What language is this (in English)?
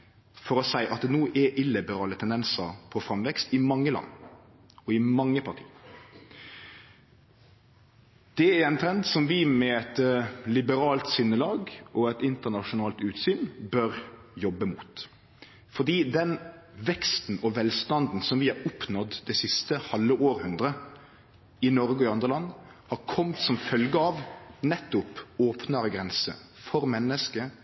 Norwegian Nynorsk